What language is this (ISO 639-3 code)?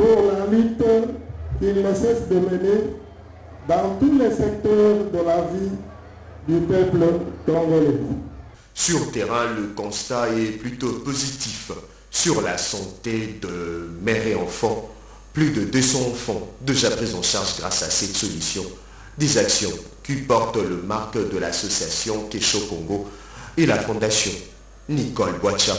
fra